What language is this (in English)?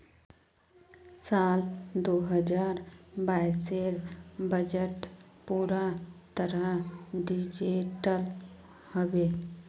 Magahi